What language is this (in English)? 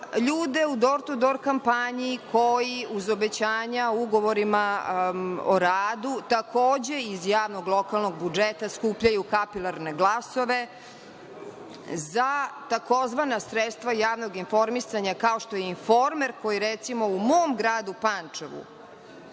Serbian